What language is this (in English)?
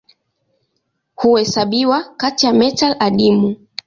Swahili